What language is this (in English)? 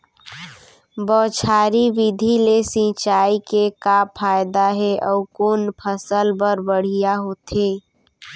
Chhattisgarhi